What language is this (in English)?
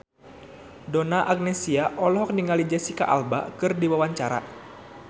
Sundanese